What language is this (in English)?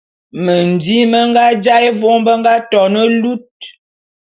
Bulu